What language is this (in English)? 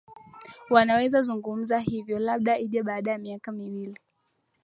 Swahili